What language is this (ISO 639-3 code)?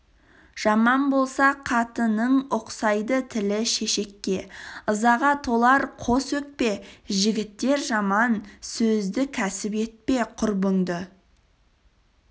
kaz